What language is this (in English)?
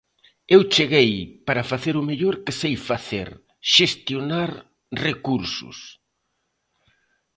Galician